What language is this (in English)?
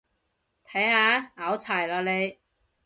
Cantonese